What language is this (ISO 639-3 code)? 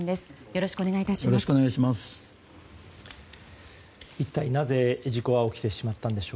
jpn